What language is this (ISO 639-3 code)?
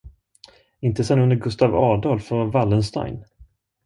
swe